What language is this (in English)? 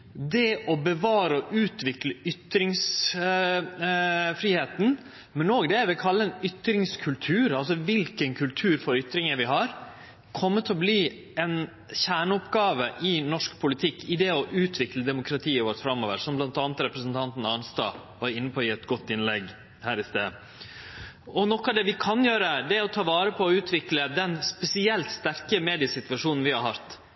Norwegian Nynorsk